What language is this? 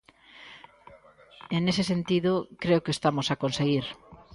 Galician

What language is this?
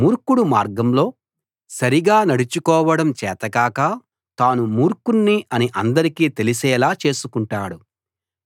Telugu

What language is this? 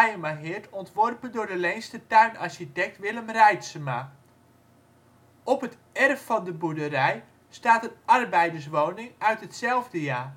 Dutch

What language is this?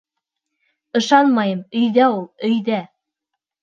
Bashkir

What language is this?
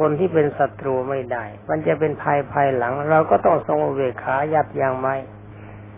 Thai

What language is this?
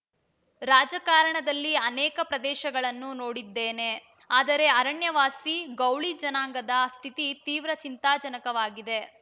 Kannada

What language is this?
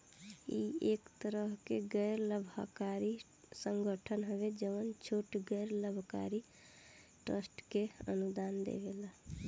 Bhojpuri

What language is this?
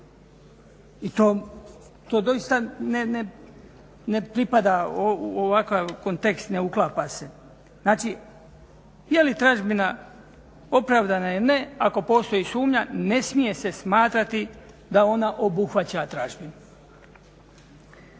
Croatian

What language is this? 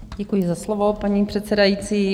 Czech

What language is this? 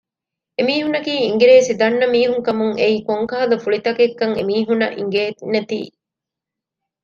Divehi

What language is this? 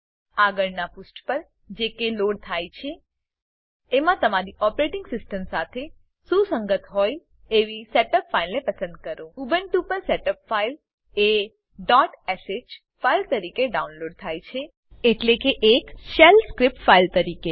Gujarati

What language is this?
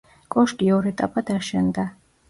Georgian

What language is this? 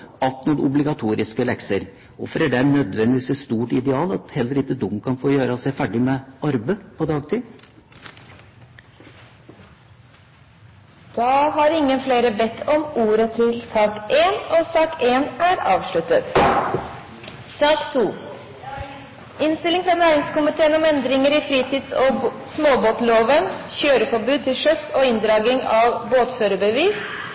Norwegian Bokmål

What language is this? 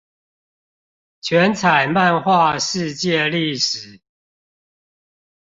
Chinese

